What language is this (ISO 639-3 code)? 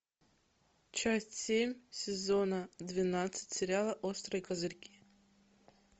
rus